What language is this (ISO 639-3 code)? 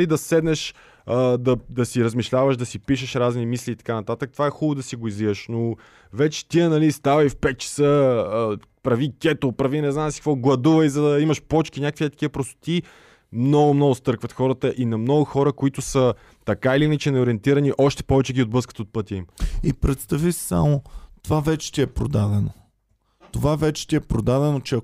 bul